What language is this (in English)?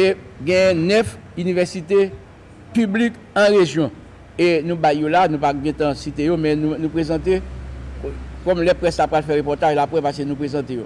French